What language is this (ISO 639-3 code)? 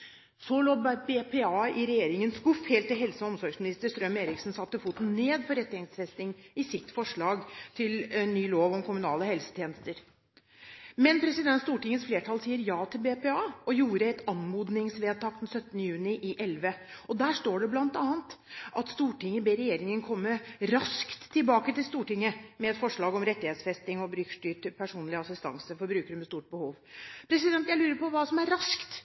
nob